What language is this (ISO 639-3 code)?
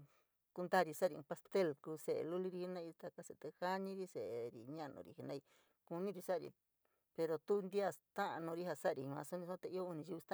mig